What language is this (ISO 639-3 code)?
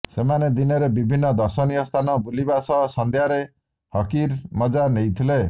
ori